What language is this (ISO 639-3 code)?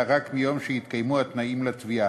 heb